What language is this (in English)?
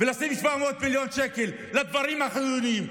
Hebrew